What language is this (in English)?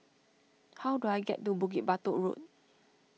English